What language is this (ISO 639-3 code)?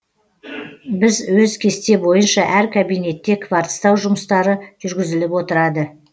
kaz